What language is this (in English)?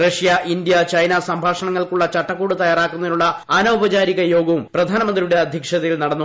Malayalam